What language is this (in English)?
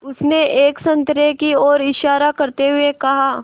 Hindi